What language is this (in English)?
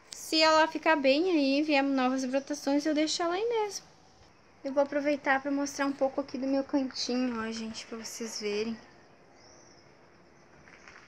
Portuguese